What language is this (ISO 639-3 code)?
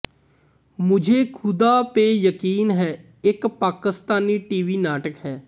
pan